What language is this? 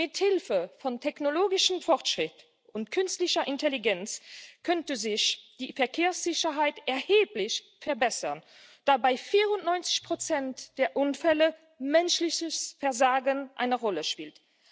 German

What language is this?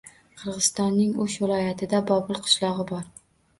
Uzbek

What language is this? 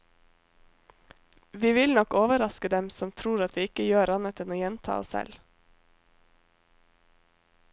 Norwegian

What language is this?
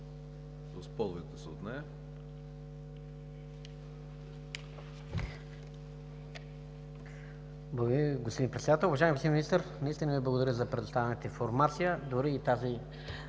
Bulgarian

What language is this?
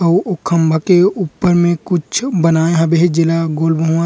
Chhattisgarhi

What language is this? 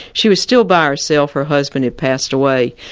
English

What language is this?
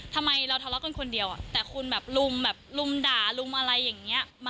Thai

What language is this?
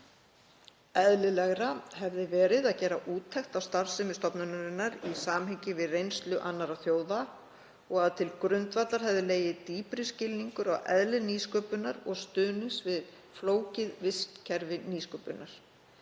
Icelandic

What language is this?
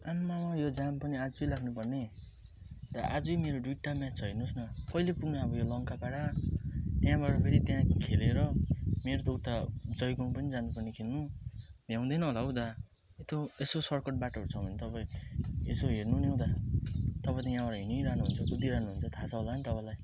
Nepali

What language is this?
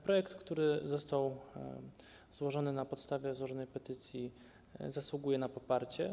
Polish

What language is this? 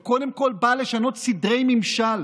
Hebrew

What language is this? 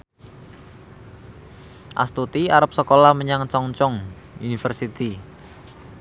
Javanese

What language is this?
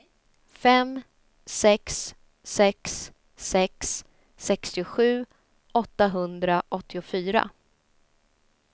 Swedish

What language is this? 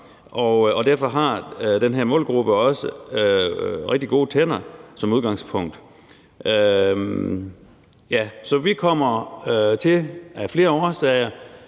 Danish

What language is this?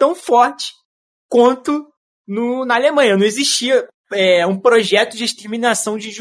Portuguese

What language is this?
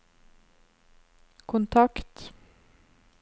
Norwegian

